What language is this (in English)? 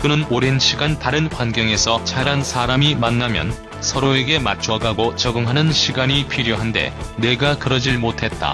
Korean